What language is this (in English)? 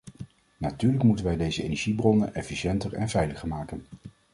Dutch